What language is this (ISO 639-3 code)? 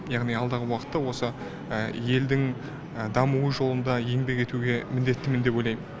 kaz